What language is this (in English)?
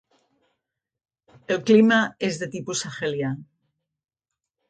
Catalan